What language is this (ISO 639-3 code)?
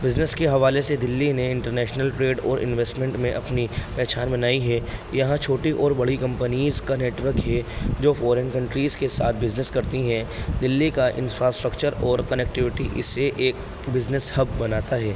urd